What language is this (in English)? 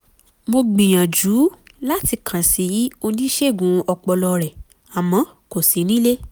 Yoruba